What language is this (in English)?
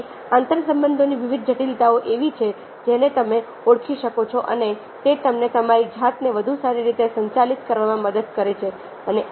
Gujarati